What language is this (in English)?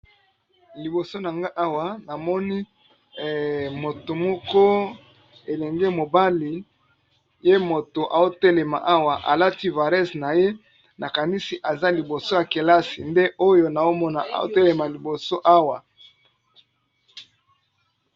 Lingala